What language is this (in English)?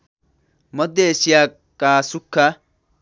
Nepali